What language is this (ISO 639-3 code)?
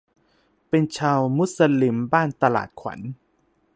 tha